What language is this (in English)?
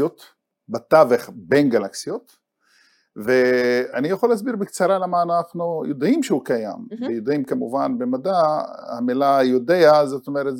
Hebrew